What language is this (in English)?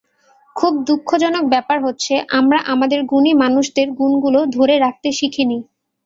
Bangla